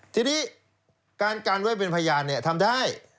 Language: Thai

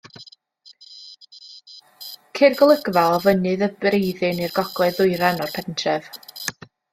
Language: Welsh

